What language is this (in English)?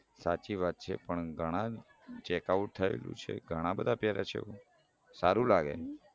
Gujarati